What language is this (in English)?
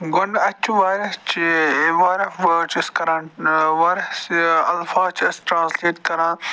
Kashmiri